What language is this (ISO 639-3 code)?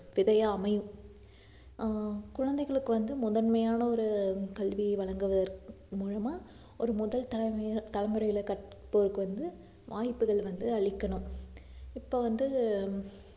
tam